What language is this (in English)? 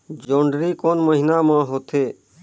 Chhattisgarhi